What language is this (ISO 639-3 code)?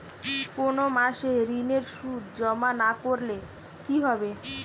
ben